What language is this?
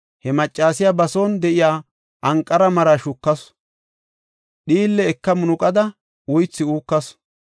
Gofa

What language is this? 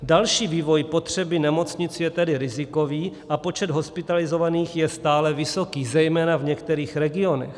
Czech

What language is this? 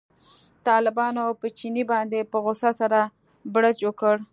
Pashto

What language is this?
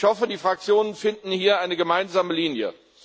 German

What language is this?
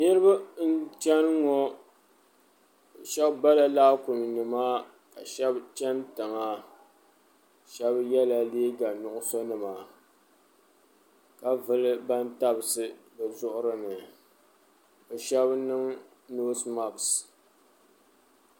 Dagbani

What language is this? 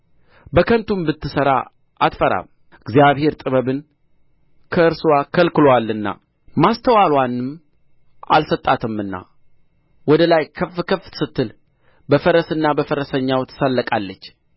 Amharic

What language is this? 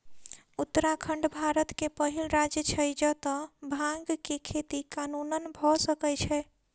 Maithili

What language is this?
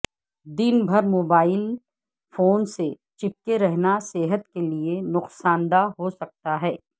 Urdu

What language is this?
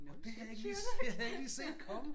Danish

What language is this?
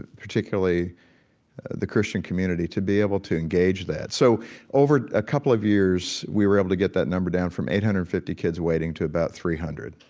English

